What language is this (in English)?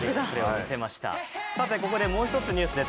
Japanese